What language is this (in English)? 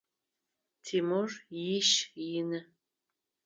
Adyghe